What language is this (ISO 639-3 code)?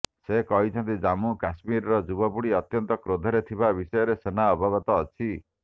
ori